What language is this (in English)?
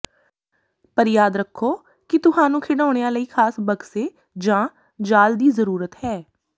Punjabi